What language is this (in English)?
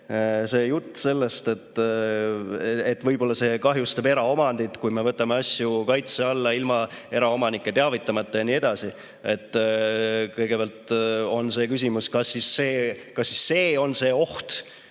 Estonian